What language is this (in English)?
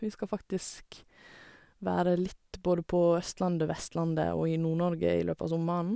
Norwegian